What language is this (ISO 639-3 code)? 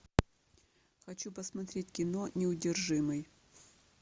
rus